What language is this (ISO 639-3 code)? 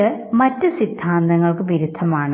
mal